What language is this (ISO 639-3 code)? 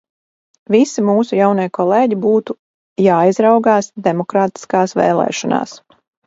lav